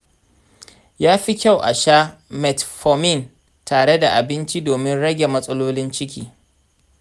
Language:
Hausa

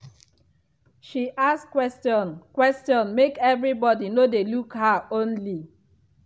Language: Nigerian Pidgin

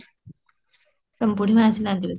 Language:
Odia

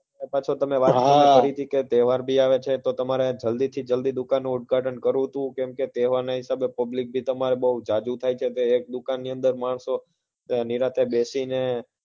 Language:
Gujarati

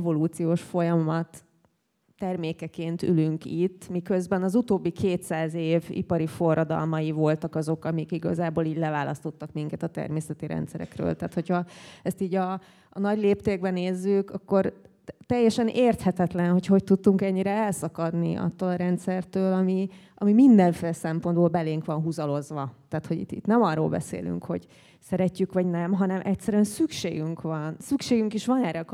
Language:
Hungarian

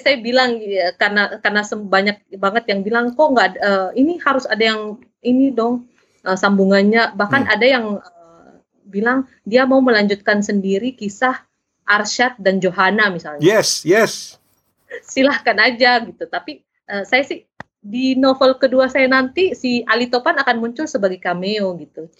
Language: Indonesian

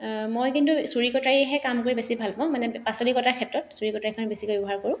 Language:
Assamese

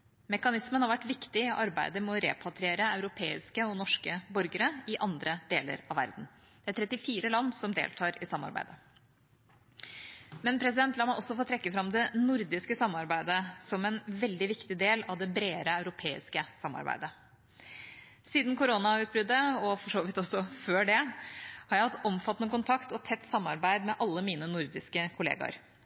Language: Norwegian Bokmål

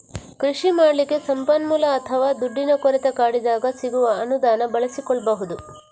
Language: Kannada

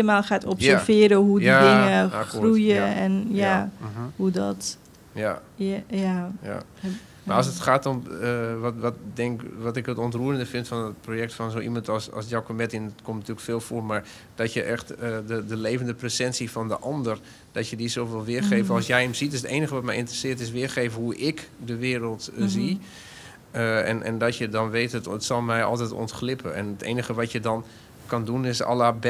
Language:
Dutch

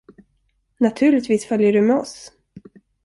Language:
Swedish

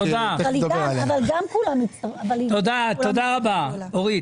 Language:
Hebrew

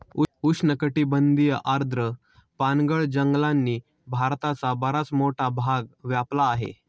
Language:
Marathi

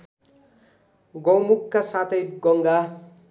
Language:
Nepali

